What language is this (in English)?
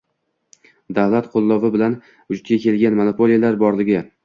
Uzbek